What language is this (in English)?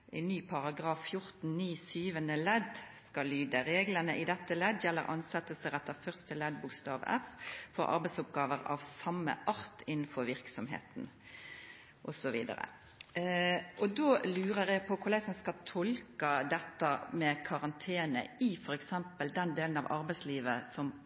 Norwegian Nynorsk